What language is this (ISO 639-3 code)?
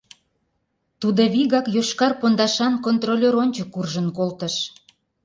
chm